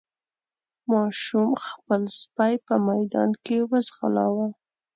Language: Pashto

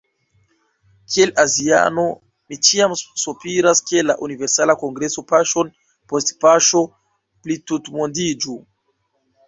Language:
Esperanto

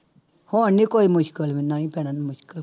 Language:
Punjabi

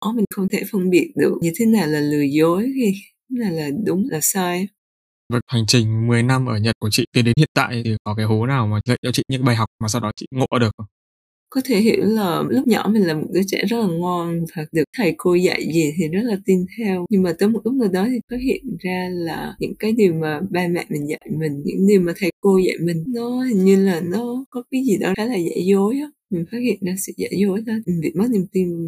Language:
Vietnamese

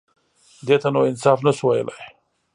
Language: Pashto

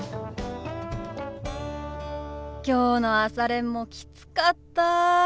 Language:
Japanese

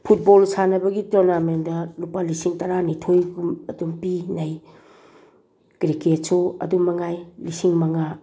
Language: Manipuri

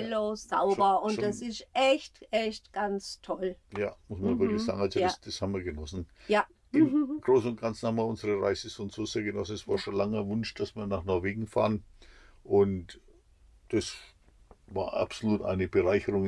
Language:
German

